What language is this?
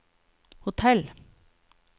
Norwegian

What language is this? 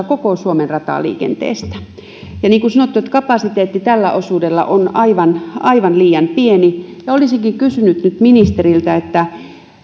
Finnish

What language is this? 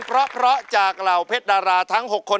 Thai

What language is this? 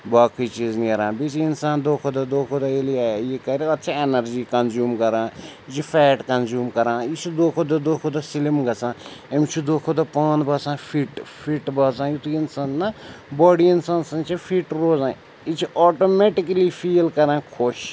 Kashmiri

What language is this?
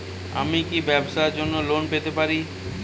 Bangla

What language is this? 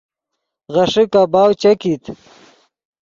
Yidgha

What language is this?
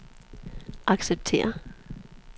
Danish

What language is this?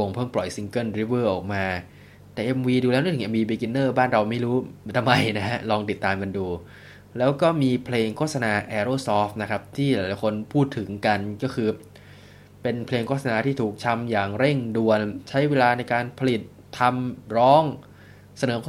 Thai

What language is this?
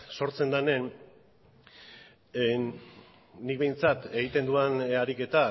Basque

